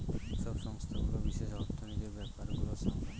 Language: Bangla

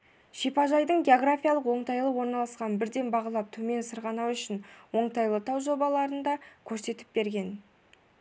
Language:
Kazakh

